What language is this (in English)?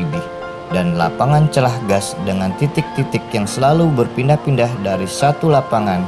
Indonesian